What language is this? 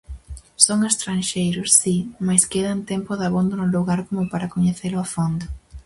Galician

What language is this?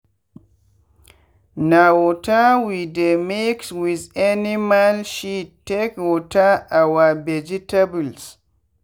Nigerian Pidgin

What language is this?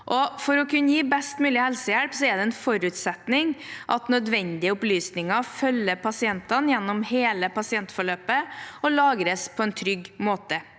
Norwegian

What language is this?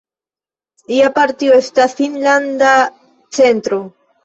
Esperanto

